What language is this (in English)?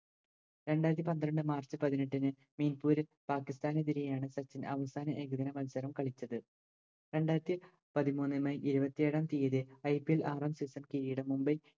Malayalam